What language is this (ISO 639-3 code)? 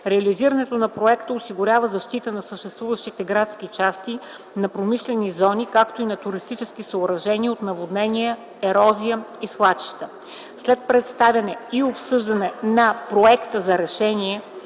bul